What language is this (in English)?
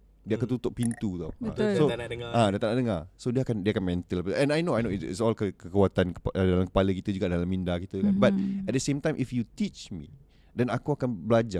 Malay